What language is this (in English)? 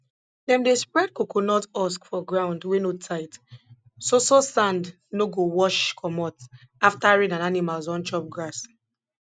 Nigerian Pidgin